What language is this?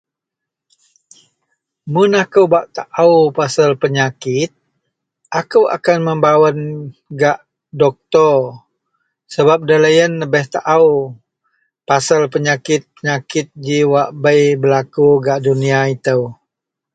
Central Melanau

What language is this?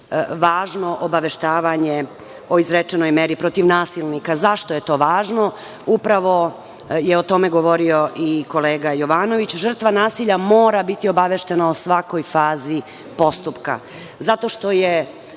Serbian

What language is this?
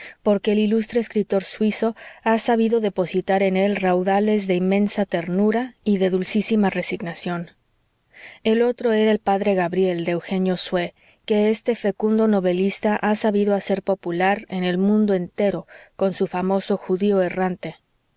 Spanish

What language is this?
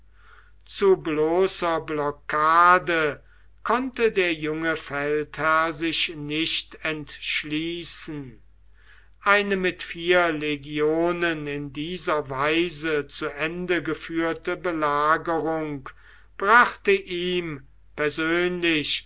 German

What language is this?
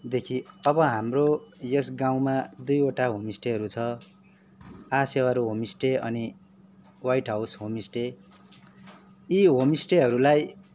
Nepali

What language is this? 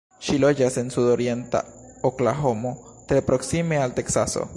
Esperanto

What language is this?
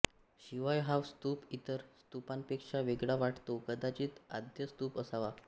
Marathi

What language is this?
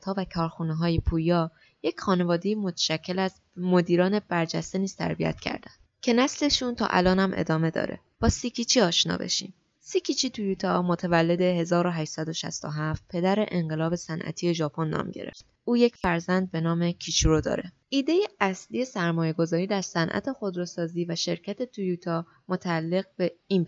Persian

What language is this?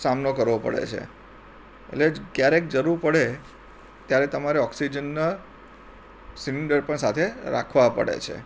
Gujarati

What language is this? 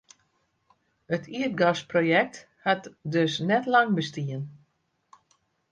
Western Frisian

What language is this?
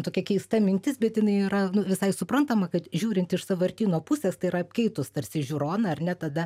Lithuanian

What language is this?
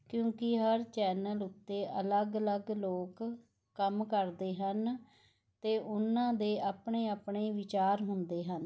Punjabi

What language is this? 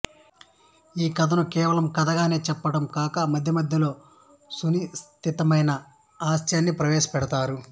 Telugu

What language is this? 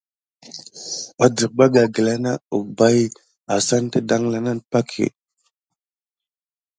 Gidar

